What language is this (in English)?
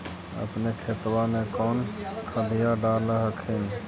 Magahi